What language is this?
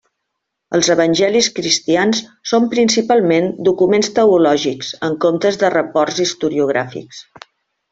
Catalan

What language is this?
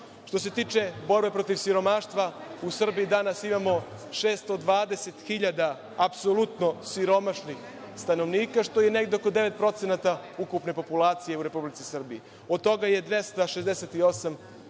Serbian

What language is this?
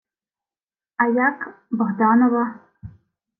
Ukrainian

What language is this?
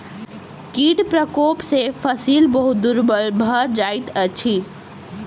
Maithili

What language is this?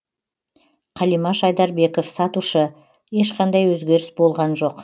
Kazakh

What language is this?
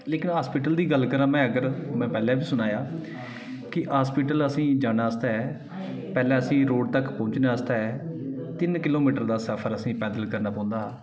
Dogri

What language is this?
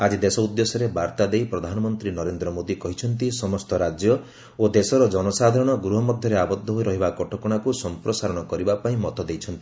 Odia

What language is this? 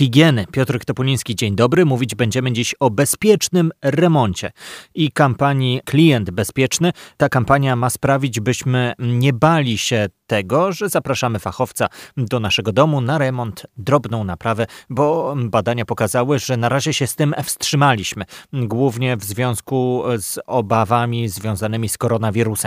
Polish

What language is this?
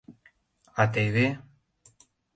Mari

